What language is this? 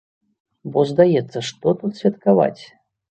Belarusian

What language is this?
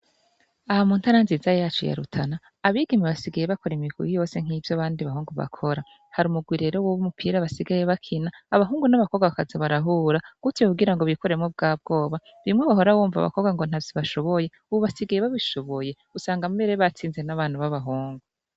Rundi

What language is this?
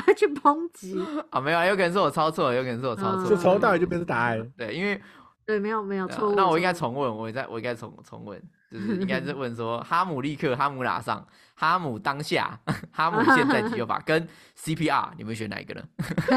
Chinese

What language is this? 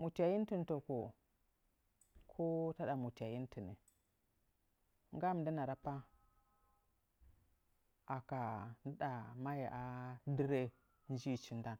Nzanyi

